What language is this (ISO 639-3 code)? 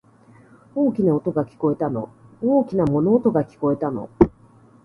jpn